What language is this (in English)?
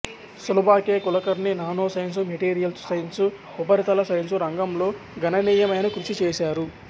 Telugu